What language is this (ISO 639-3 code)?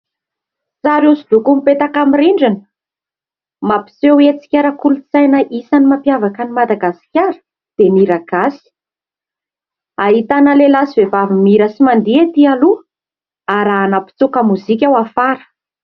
mlg